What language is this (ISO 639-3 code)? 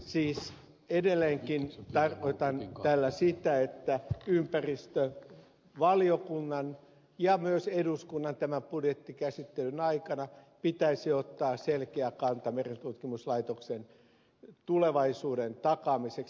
fin